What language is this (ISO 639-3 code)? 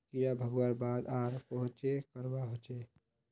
mag